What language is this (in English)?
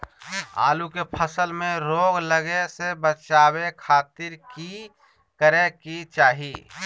Magahi